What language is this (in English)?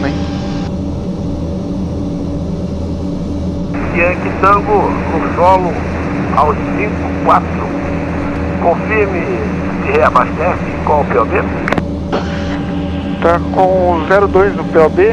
Portuguese